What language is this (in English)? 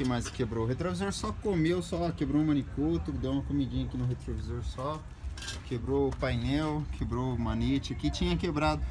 Portuguese